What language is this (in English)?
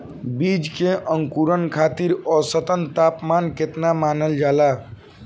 Bhojpuri